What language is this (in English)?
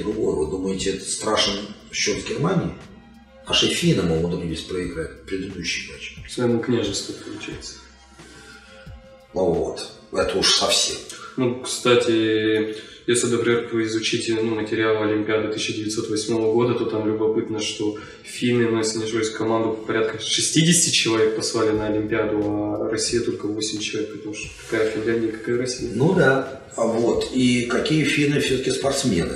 Russian